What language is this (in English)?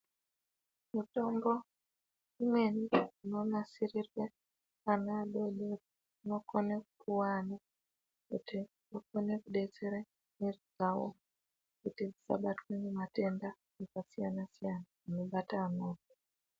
Ndau